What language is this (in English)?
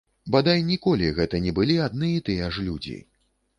Belarusian